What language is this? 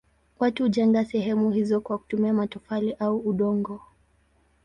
Swahili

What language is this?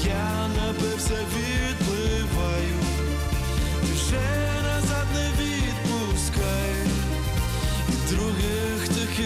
Polish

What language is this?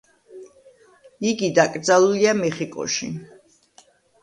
Georgian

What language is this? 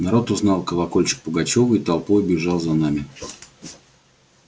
Russian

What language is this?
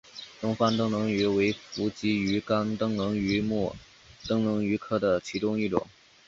Chinese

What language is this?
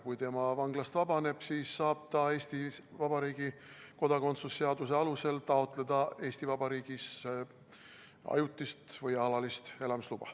Estonian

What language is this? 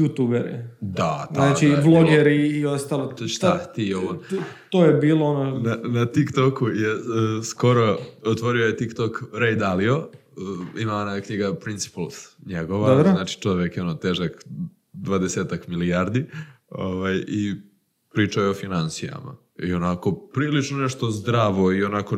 Croatian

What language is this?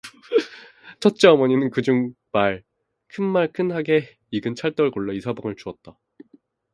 Korean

